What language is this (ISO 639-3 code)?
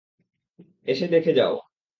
ben